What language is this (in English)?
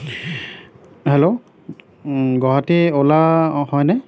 Assamese